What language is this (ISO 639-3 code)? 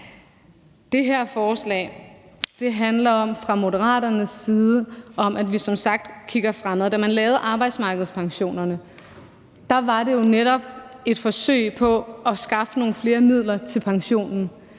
dan